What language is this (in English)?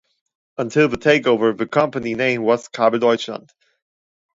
English